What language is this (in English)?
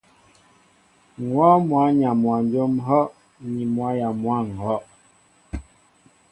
Mbo (Cameroon)